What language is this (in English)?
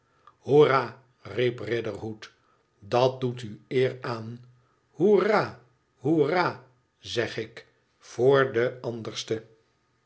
Dutch